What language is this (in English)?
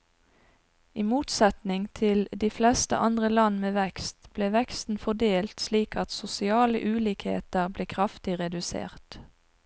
Norwegian